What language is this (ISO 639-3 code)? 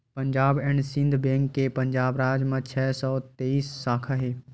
hne